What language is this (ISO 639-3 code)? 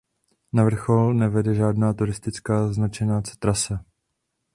ces